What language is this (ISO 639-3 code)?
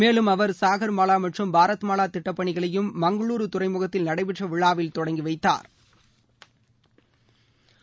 tam